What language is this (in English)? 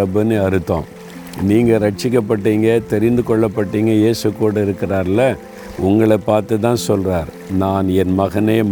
Tamil